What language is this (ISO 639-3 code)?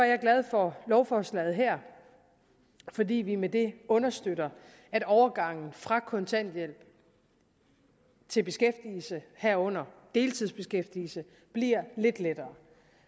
dan